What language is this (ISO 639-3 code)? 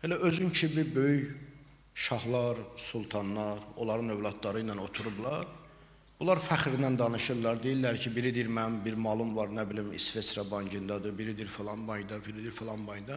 tur